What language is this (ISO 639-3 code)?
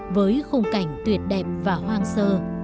vie